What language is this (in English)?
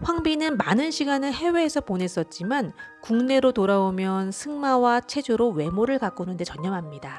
Korean